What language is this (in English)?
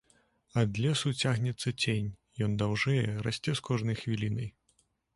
Belarusian